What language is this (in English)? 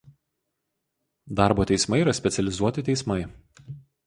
Lithuanian